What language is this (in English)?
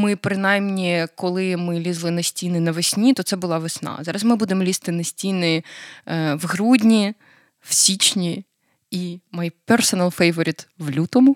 Ukrainian